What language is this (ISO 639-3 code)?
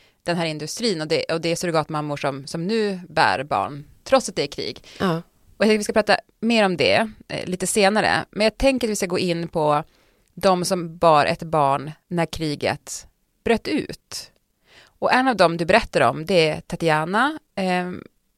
swe